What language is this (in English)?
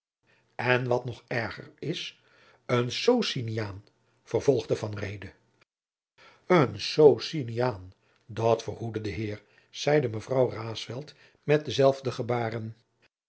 Dutch